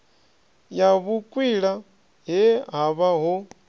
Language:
Venda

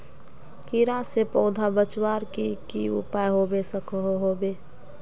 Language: Magahi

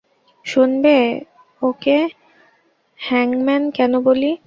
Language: Bangla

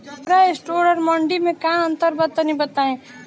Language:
Bhojpuri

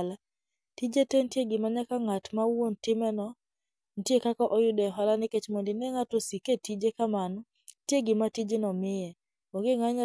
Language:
Luo (Kenya and Tanzania)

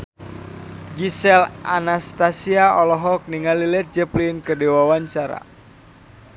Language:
Sundanese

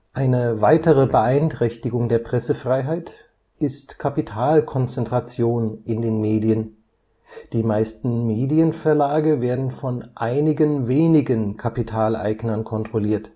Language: German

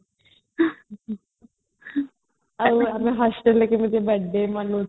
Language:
Odia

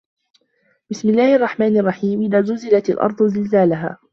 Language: Arabic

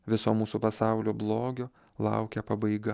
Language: Lithuanian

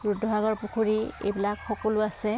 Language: Assamese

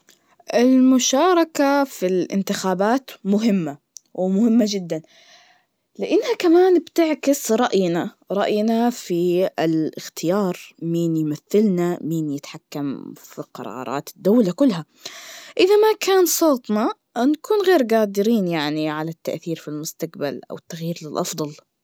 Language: Najdi Arabic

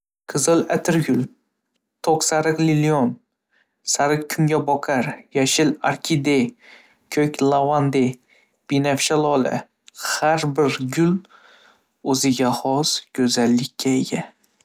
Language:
Uzbek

